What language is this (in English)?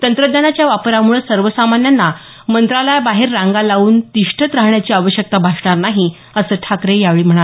Marathi